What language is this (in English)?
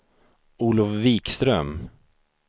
Swedish